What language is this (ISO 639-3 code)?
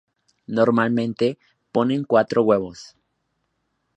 spa